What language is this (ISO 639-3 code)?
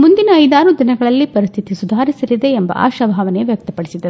kan